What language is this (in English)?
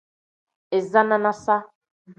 Tem